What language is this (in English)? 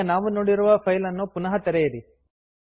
Kannada